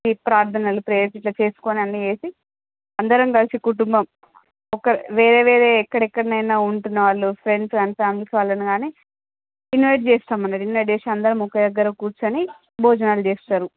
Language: Telugu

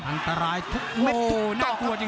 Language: Thai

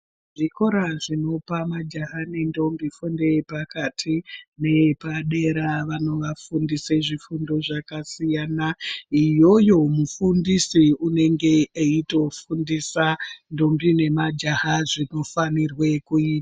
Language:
Ndau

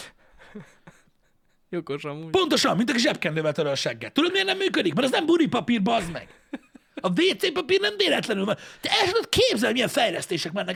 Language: Hungarian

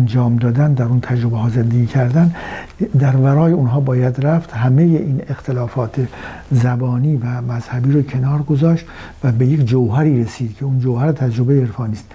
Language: Persian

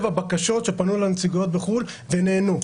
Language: Hebrew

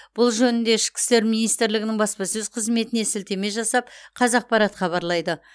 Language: Kazakh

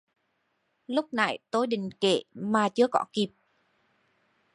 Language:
Vietnamese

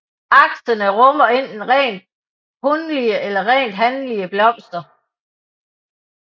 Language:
Danish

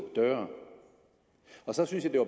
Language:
Danish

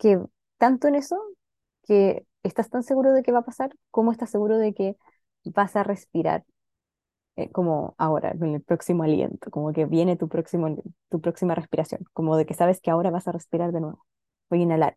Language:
Spanish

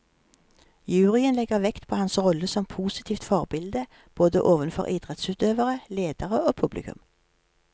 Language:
Norwegian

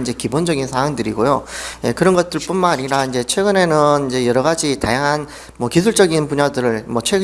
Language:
Korean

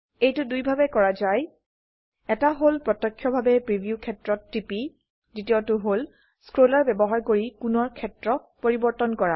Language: Assamese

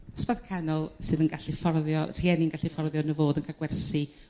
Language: Welsh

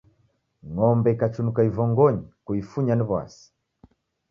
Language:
Taita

